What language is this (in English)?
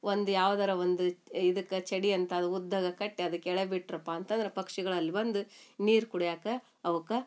Kannada